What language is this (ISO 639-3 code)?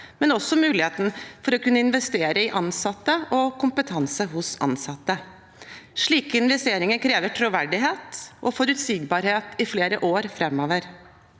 nor